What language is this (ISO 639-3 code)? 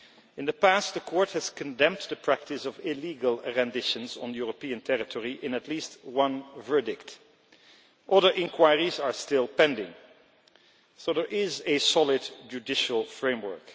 eng